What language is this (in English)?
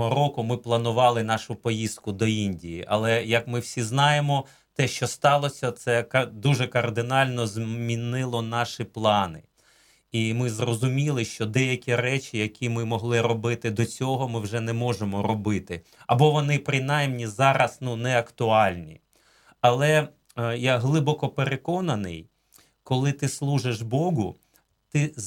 Ukrainian